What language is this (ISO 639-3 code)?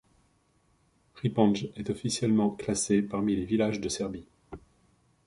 fra